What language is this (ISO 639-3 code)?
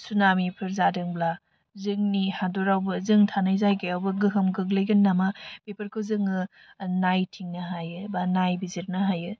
brx